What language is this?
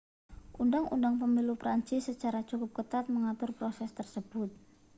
Indonesian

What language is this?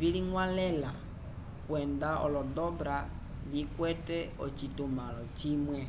Umbundu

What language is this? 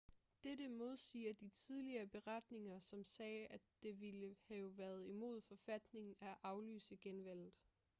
Danish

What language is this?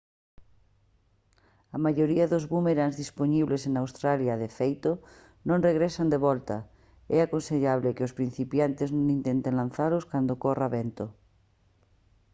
Galician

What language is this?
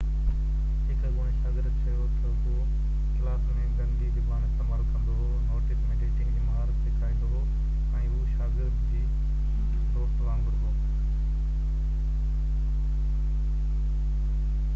Sindhi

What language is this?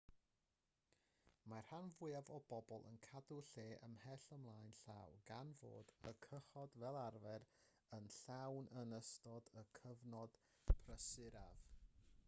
Welsh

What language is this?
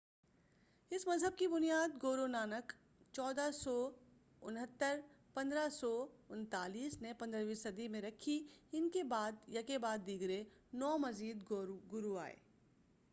Urdu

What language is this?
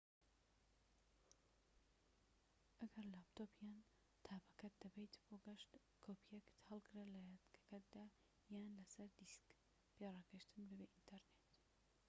Central Kurdish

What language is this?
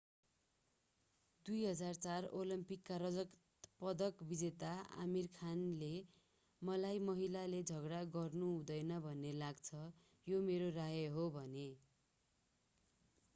Nepali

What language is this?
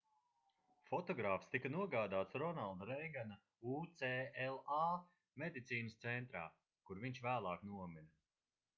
Latvian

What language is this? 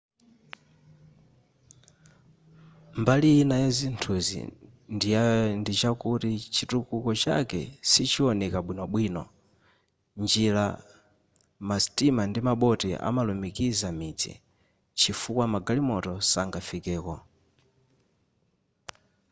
Nyanja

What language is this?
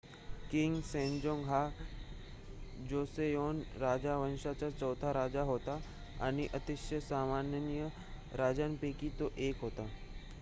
Marathi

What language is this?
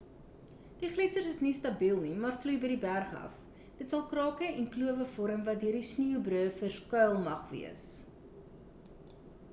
Afrikaans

